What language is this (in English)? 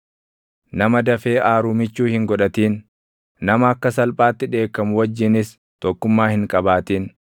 Oromo